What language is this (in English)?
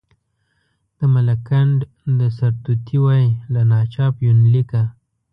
Pashto